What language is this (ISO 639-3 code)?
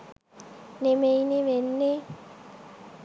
sin